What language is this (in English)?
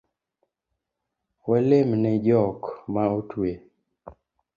Luo (Kenya and Tanzania)